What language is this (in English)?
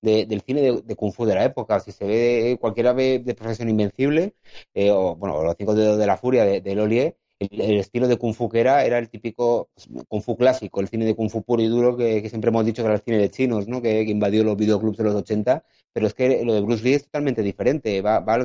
Spanish